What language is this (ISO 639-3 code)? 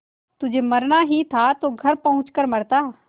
hin